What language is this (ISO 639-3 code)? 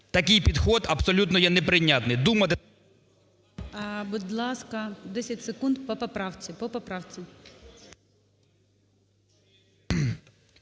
ukr